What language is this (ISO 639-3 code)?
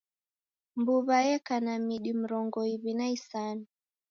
dav